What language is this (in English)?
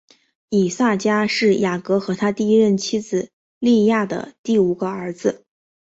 Chinese